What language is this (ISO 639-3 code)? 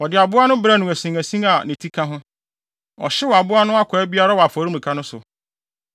aka